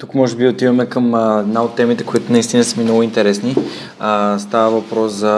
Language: Bulgarian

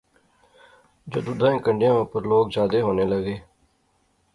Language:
Pahari-Potwari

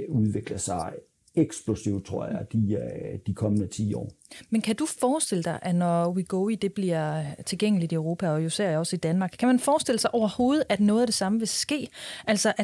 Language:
Danish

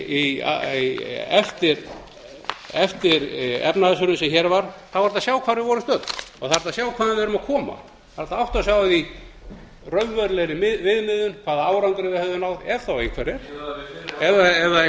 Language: Icelandic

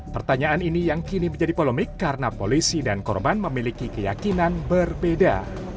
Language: Indonesian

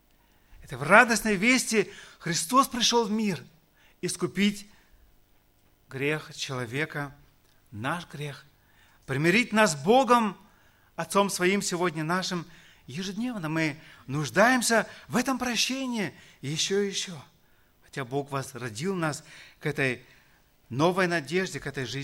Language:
Russian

